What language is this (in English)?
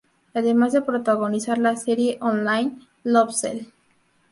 Spanish